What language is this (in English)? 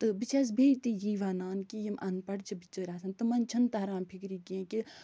Kashmiri